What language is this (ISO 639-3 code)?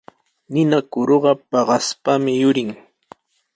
qws